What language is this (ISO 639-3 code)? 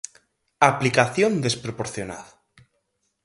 glg